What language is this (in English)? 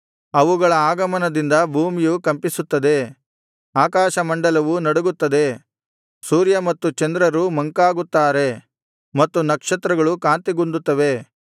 Kannada